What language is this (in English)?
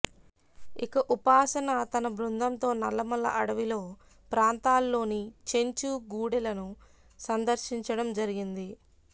Telugu